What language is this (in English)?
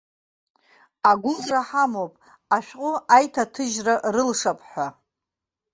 Abkhazian